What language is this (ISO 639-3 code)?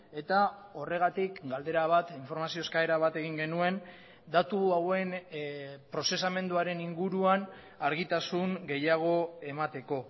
eus